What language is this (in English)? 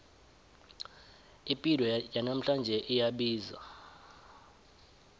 South Ndebele